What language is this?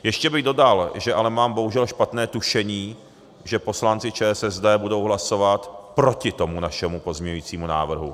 Czech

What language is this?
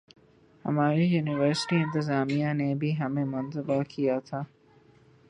Urdu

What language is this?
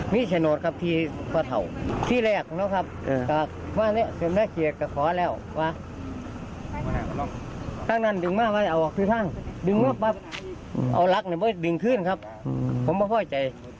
Thai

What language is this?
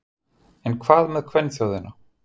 Icelandic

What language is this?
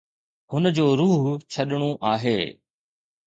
Sindhi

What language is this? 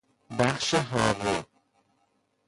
Persian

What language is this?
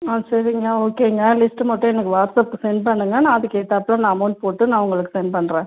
Tamil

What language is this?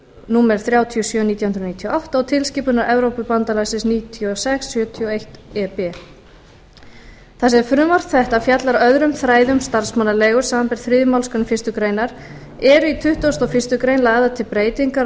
Icelandic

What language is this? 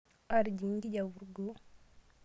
Masai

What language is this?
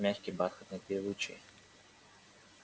Russian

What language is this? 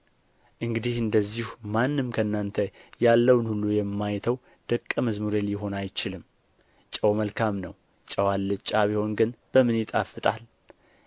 Amharic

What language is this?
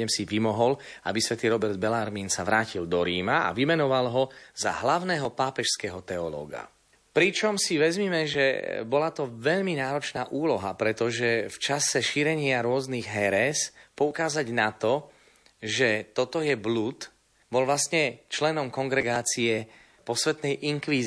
Slovak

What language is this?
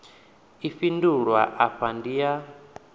Venda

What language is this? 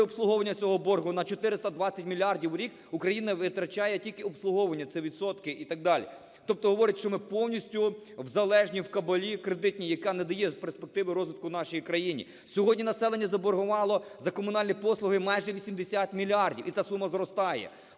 Ukrainian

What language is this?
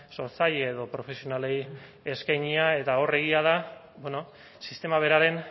Basque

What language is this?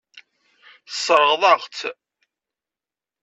Kabyle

